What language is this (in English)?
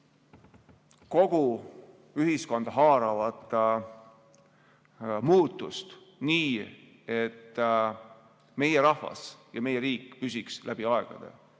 Estonian